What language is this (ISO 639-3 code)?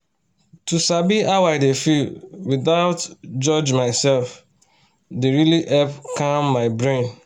pcm